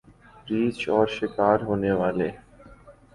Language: Urdu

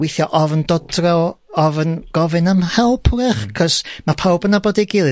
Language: Welsh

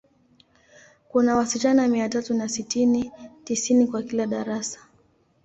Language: Swahili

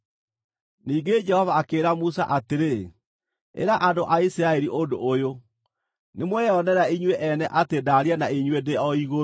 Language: Kikuyu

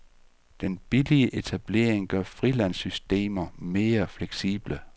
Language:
Danish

